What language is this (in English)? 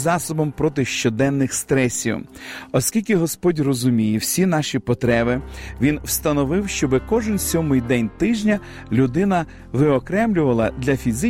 Ukrainian